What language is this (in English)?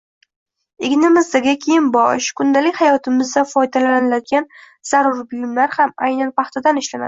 Uzbek